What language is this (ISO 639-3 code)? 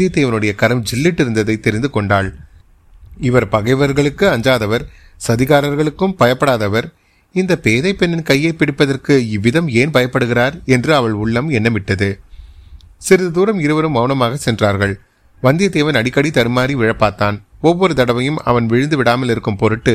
tam